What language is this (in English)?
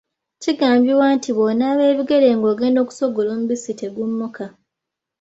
Ganda